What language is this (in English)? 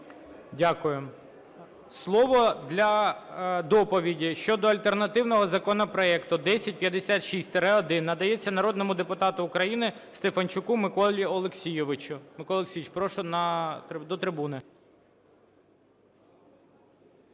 Ukrainian